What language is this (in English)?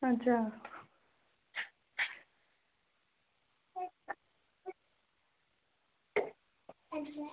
Dogri